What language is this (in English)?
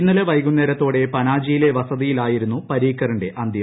Malayalam